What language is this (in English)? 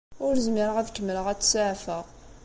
Kabyle